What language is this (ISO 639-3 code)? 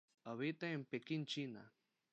spa